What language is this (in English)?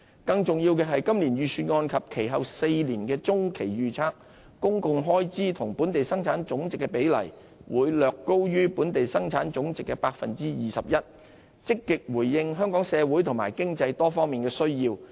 Cantonese